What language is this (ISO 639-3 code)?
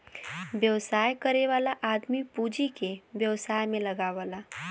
bho